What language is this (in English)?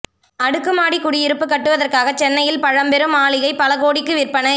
Tamil